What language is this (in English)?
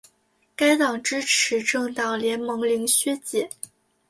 Chinese